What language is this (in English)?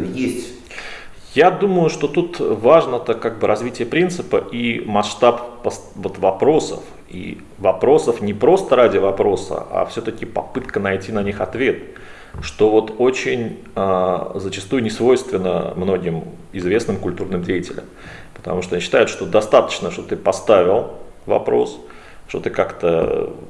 Russian